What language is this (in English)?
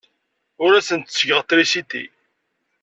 Kabyle